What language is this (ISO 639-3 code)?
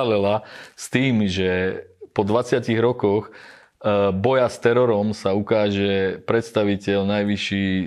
slk